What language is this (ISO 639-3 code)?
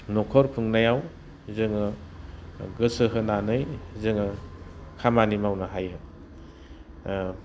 brx